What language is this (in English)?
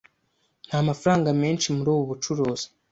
Kinyarwanda